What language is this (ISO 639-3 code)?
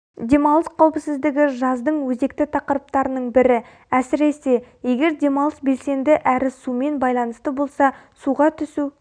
kaz